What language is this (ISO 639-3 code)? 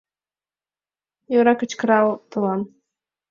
chm